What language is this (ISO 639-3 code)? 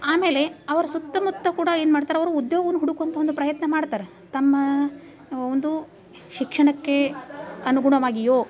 kan